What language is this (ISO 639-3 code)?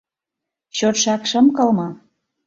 chm